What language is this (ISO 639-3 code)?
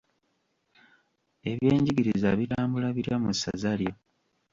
lug